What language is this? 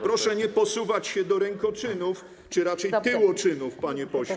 Polish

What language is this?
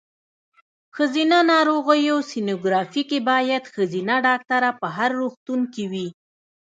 Pashto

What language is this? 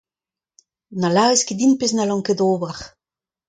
Breton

